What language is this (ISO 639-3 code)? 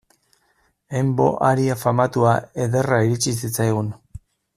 eus